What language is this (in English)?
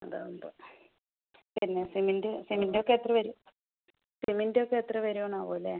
Malayalam